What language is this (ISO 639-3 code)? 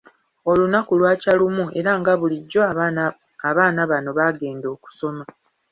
lug